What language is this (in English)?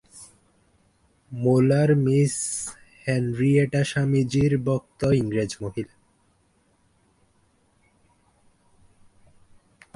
Bangla